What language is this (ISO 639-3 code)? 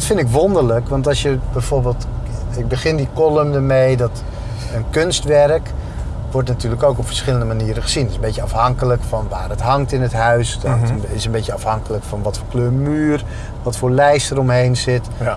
nld